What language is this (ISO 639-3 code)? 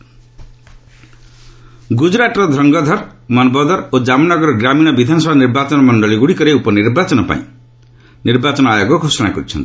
ori